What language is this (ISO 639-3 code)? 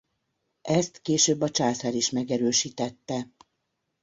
hun